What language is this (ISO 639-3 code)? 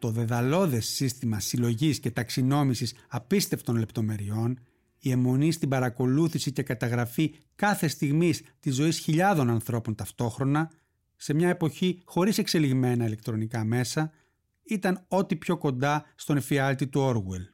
ell